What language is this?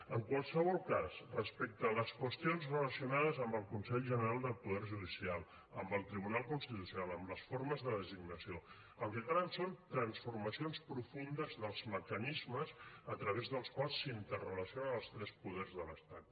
Catalan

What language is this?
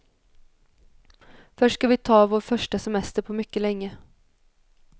Swedish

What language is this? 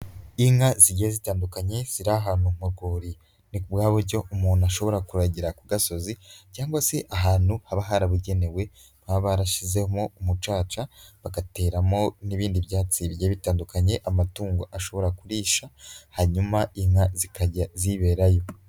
Kinyarwanda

